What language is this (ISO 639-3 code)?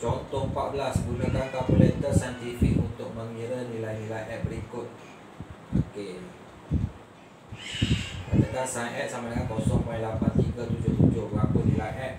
msa